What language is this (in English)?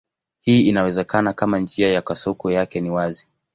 Swahili